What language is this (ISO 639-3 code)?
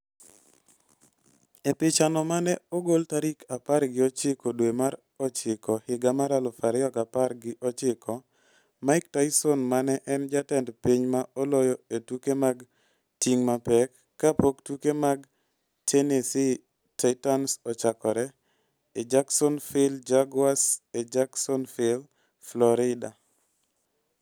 luo